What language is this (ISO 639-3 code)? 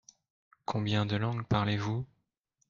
fra